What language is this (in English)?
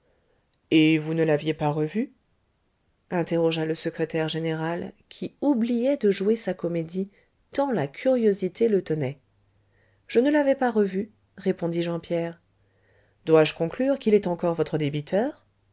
French